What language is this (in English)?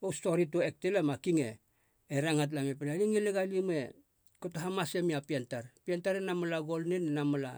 Halia